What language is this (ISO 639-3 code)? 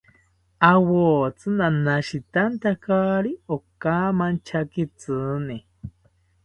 cpy